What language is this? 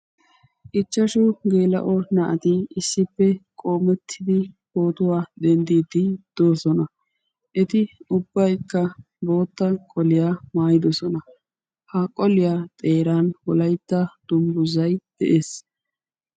Wolaytta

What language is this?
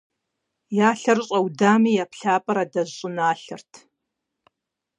Kabardian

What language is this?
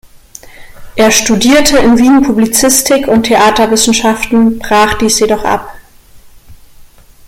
German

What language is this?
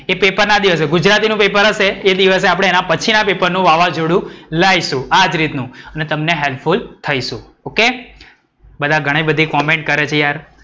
Gujarati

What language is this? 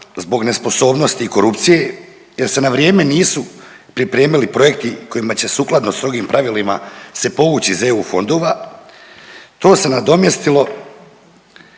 Croatian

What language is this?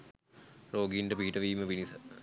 Sinhala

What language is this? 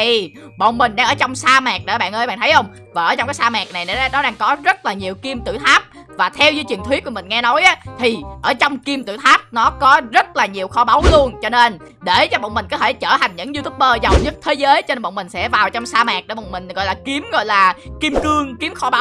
Vietnamese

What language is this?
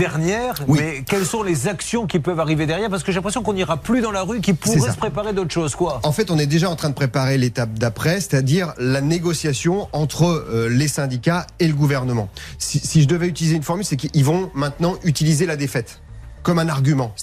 French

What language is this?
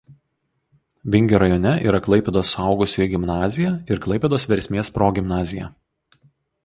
Lithuanian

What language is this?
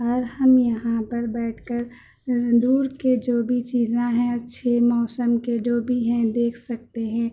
Urdu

